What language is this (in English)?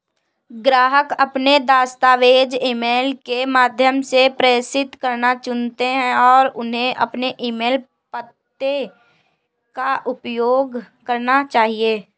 Hindi